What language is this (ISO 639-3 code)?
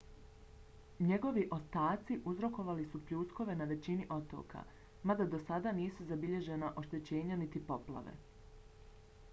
bos